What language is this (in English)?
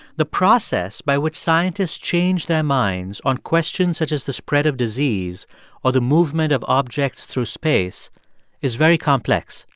English